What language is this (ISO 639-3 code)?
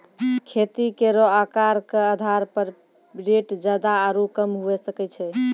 mai